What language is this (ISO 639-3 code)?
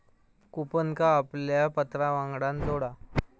mar